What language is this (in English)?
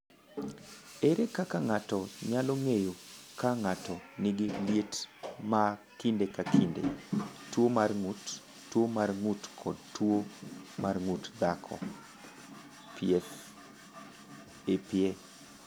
Luo (Kenya and Tanzania)